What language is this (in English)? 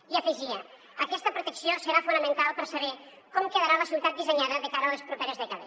Catalan